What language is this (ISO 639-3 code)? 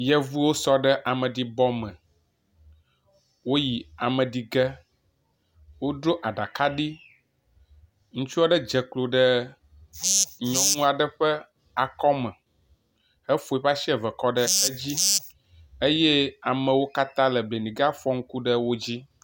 ewe